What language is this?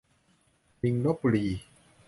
Thai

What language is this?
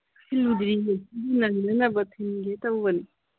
Manipuri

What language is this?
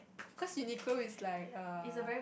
English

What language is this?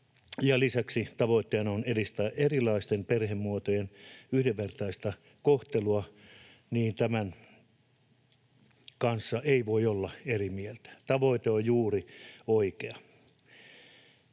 Finnish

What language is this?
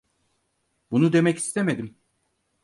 Turkish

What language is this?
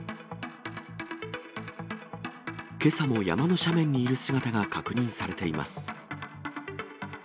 Japanese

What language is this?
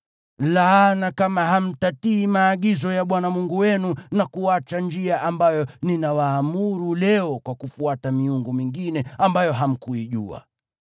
Swahili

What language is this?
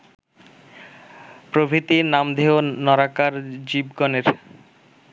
Bangla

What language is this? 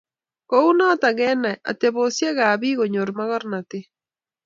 Kalenjin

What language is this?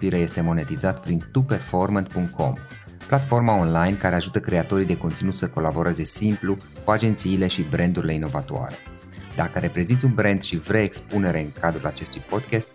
Romanian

